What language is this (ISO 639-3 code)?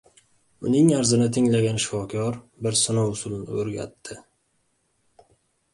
uzb